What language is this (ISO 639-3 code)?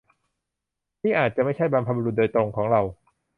tha